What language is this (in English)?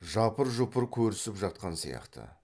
Kazakh